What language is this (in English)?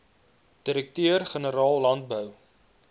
Afrikaans